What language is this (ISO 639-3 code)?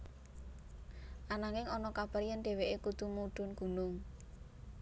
jav